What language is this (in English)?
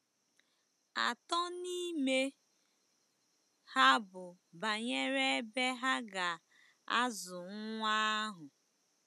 Igbo